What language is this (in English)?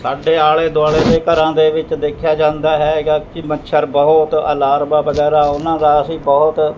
Punjabi